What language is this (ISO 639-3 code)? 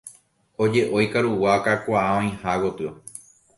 grn